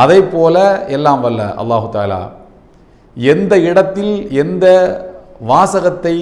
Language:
Indonesian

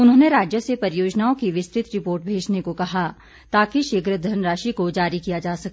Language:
Hindi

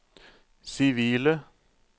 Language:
Norwegian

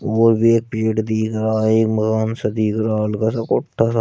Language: Hindi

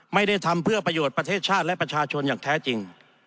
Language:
Thai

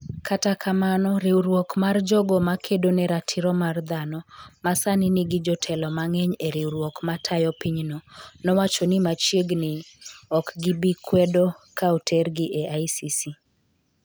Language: Luo (Kenya and Tanzania)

